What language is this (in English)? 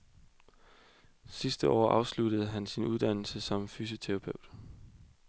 Danish